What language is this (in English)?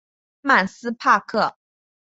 Chinese